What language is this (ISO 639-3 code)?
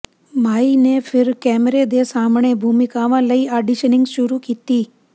pan